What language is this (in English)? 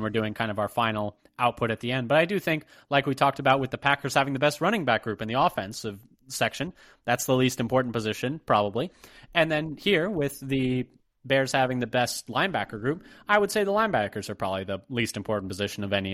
English